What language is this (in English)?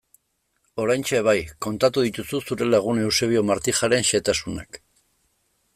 Basque